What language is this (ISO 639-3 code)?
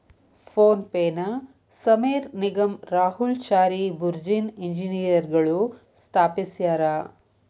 kan